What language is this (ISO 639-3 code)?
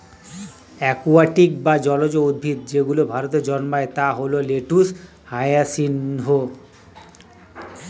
ben